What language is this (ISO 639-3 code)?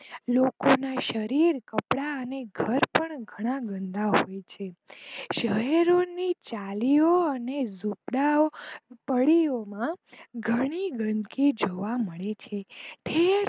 guj